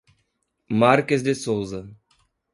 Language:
Portuguese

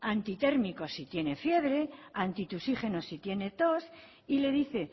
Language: Spanish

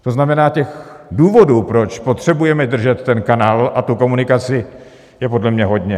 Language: Czech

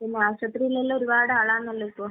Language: Malayalam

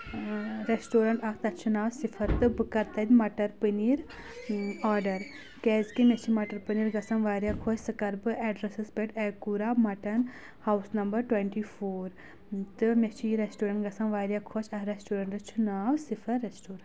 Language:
Kashmiri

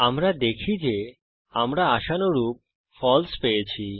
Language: Bangla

